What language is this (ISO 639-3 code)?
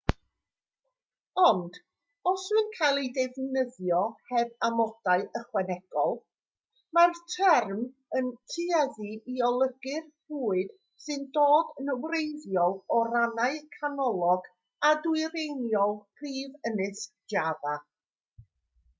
cym